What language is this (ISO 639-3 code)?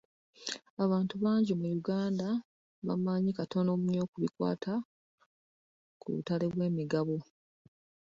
lug